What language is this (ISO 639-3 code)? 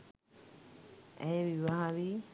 sin